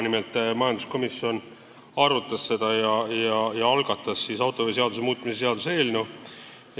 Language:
Estonian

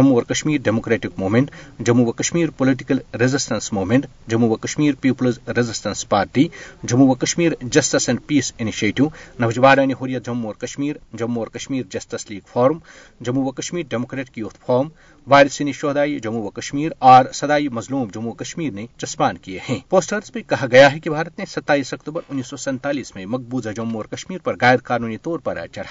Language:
Urdu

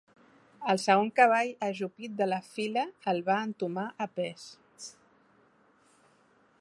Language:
Catalan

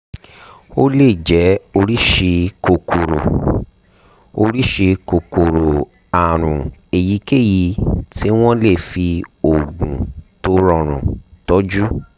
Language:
Yoruba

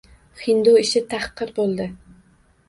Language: Uzbek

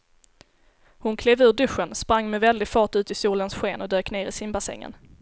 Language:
Swedish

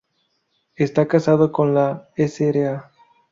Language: Spanish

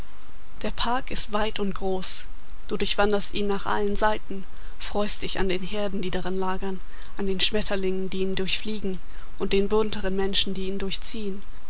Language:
German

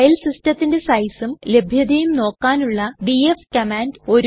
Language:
Malayalam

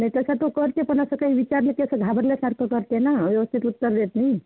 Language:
Marathi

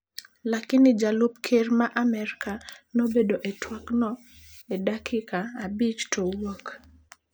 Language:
Luo (Kenya and Tanzania)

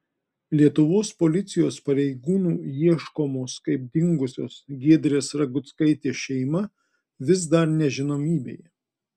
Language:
Lithuanian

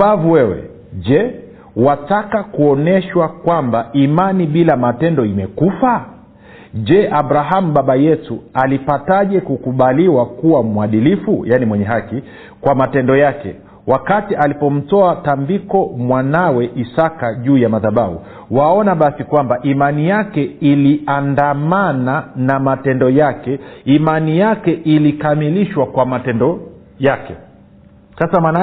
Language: Swahili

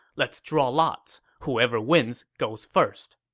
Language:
English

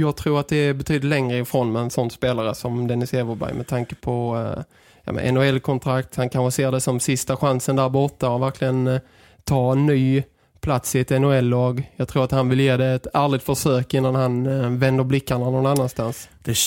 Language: Swedish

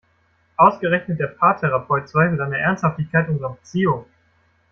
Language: German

